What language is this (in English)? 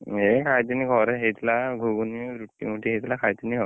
Odia